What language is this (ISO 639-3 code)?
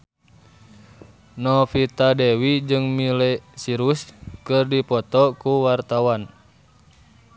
sun